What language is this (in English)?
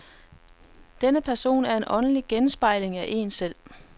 Danish